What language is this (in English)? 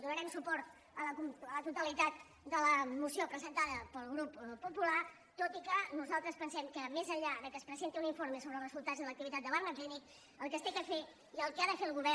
Catalan